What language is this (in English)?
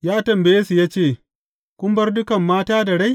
Hausa